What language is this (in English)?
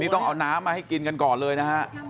Thai